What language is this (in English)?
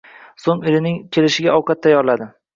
Uzbek